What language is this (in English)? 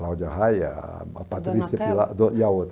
Portuguese